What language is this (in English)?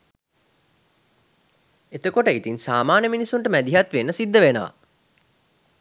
Sinhala